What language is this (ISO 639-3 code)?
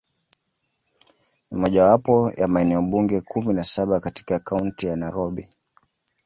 swa